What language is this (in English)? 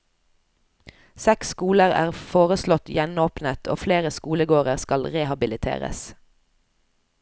Norwegian